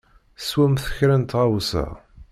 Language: Kabyle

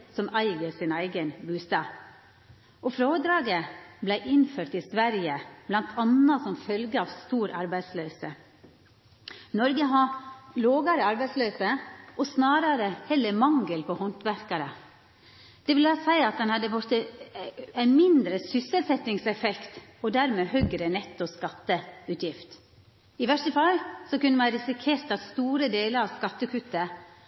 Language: Norwegian Nynorsk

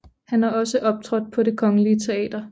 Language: Danish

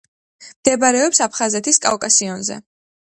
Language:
Georgian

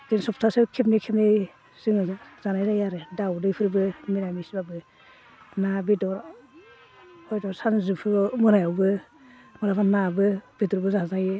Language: Bodo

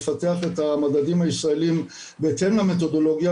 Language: Hebrew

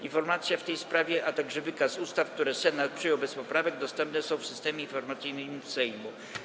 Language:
Polish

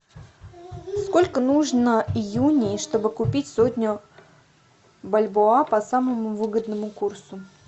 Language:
Russian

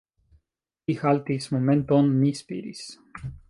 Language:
Esperanto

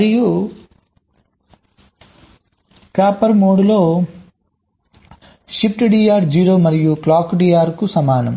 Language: Telugu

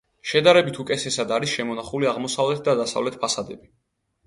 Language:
Georgian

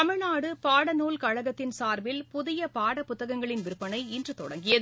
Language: Tamil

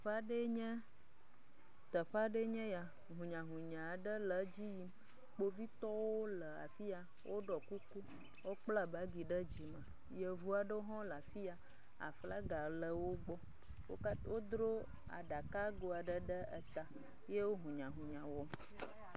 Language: Ewe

